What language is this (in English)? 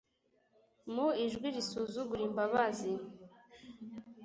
Kinyarwanda